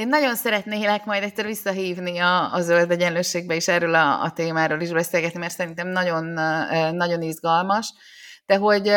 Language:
Hungarian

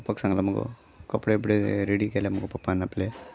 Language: Konkani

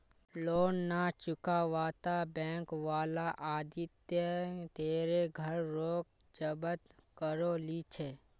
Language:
Magahi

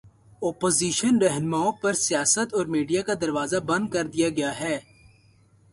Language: Urdu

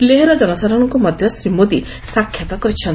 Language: Odia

